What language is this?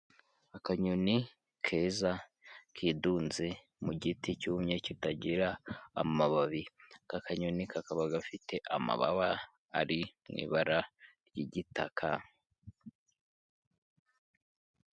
Kinyarwanda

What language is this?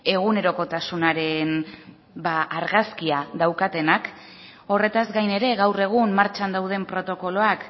Basque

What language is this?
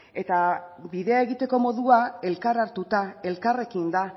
Basque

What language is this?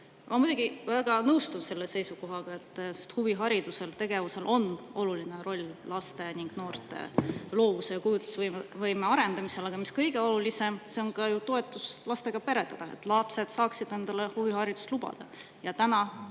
Estonian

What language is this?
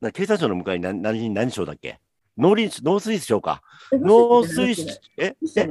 Japanese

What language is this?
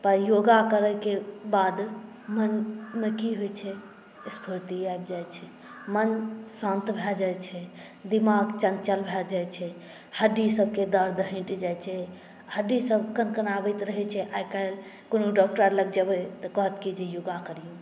Maithili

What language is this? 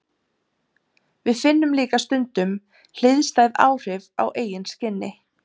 Icelandic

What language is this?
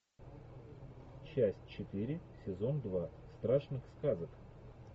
Russian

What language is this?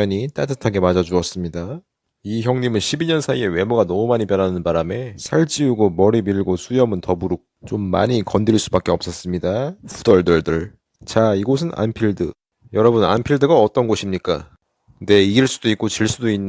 Korean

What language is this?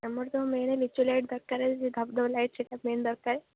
Odia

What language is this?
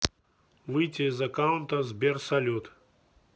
Russian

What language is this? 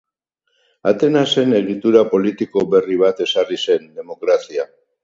Basque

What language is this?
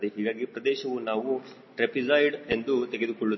Kannada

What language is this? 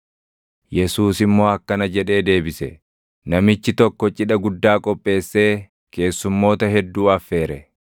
Oromo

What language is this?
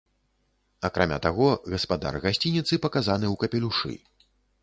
Belarusian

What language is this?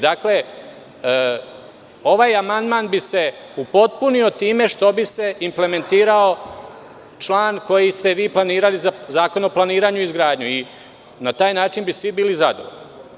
Serbian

